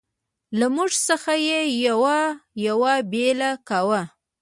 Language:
Pashto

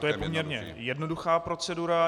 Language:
Czech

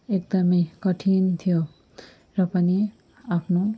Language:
Nepali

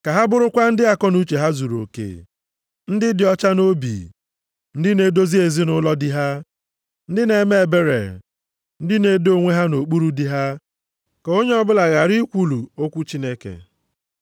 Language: Igbo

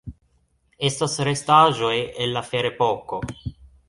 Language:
Esperanto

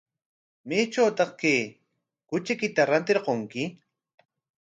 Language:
Corongo Ancash Quechua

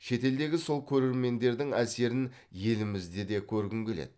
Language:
Kazakh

